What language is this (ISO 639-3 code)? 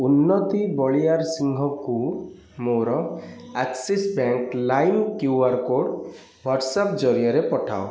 ori